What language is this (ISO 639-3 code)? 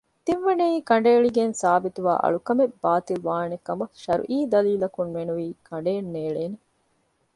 div